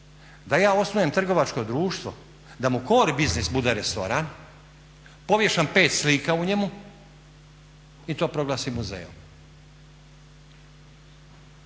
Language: Croatian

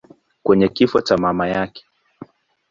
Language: Swahili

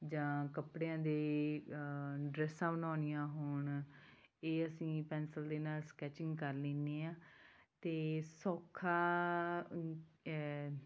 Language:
Punjabi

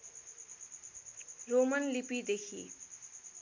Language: Nepali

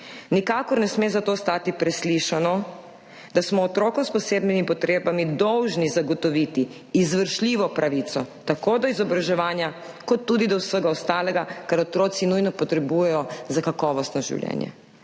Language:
Slovenian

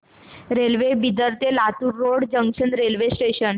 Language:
Marathi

